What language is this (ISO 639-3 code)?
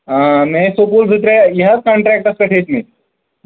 kas